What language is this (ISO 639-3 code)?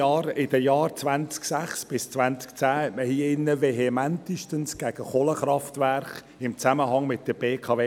gsw